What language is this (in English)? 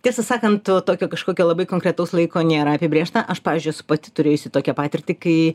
Lithuanian